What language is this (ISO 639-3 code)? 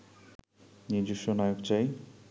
ben